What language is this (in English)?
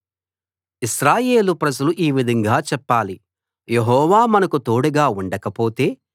Telugu